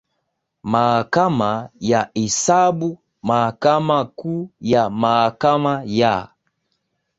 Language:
Swahili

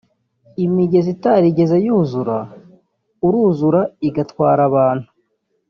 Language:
Kinyarwanda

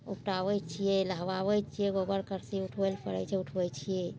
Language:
Maithili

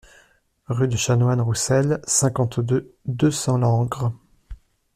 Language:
French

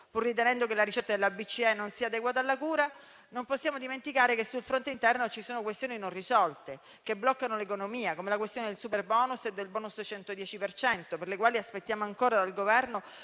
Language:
Italian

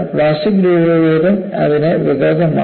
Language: Malayalam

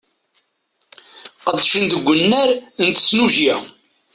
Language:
Kabyle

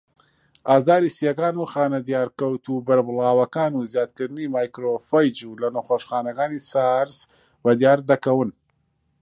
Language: Central Kurdish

